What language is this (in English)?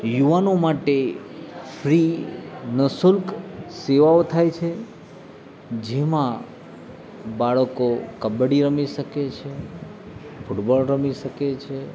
Gujarati